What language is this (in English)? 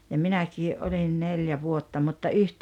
Finnish